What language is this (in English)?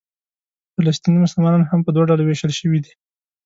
Pashto